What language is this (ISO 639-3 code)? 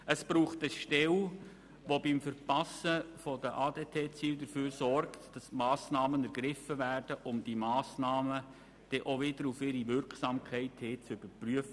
gsw